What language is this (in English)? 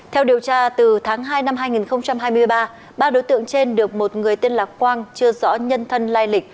Vietnamese